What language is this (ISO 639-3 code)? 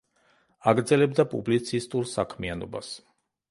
kat